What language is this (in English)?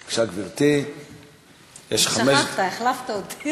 Hebrew